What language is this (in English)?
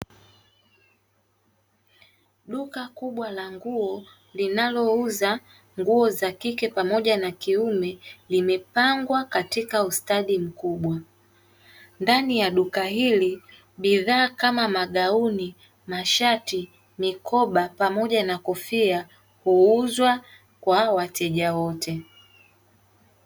Swahili